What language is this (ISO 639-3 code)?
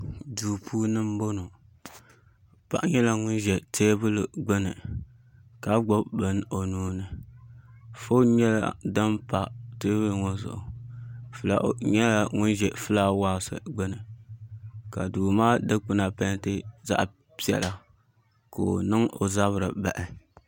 dag